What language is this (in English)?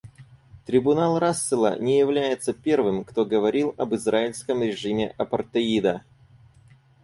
Russian